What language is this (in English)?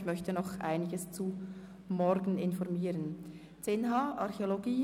Swiss German